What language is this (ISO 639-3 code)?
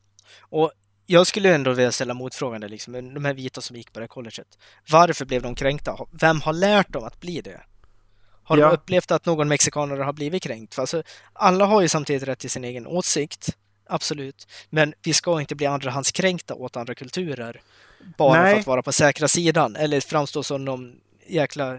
swe